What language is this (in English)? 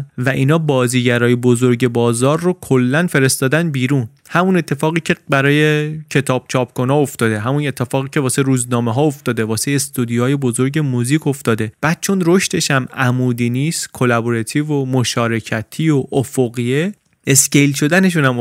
Persian